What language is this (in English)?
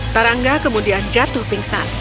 Indonesian